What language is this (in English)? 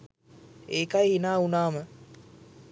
Sinhala